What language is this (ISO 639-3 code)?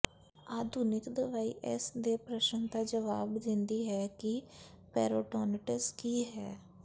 pan